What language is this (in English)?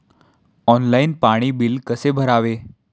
Marathi